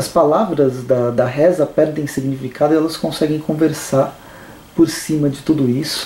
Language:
Portuguese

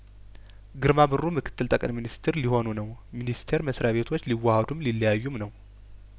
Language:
Amharic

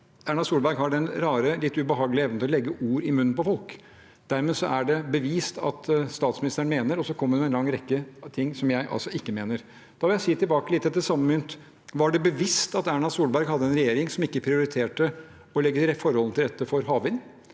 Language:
Norwegian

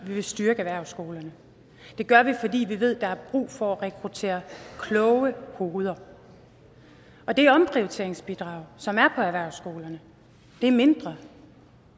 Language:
Danish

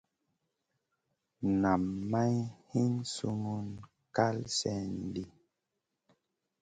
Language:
Masana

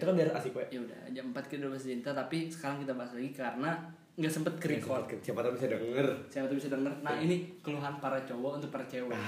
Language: Indonesian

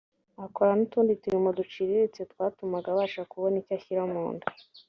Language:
Kinyarwanda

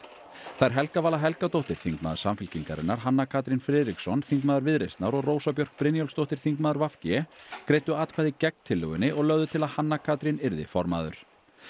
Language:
Icelandic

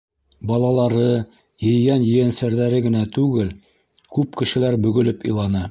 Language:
Bashkir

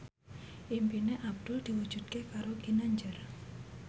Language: Javanese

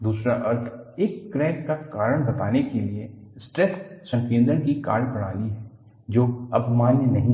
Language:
Hindi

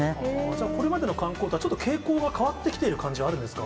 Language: Japanese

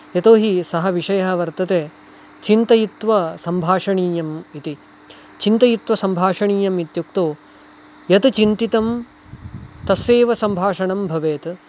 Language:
Sanskrit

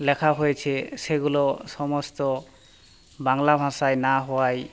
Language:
Bangla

